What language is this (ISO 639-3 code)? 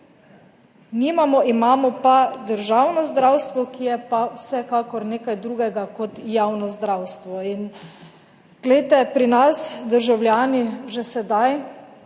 slv